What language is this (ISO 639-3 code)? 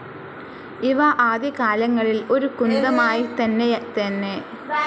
mal